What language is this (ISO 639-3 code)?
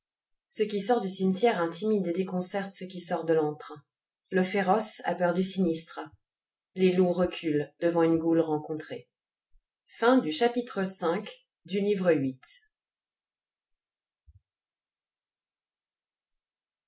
fra